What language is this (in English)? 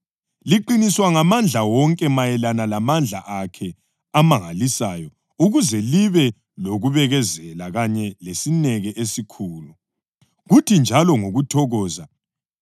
North Ndebele